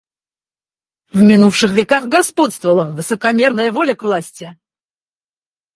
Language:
Russian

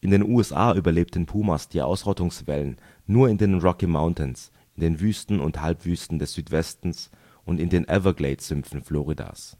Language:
German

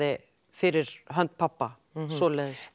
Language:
Icelandic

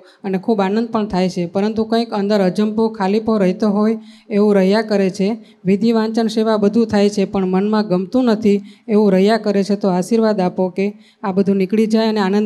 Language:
Gujarati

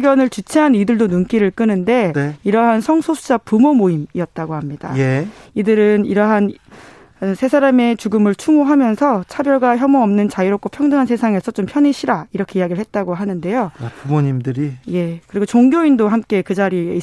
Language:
Korean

